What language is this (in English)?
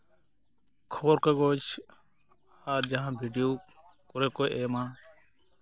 Santali